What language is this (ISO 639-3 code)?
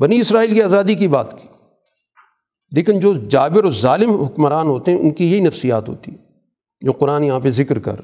urd